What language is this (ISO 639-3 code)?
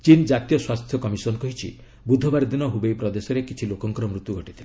ori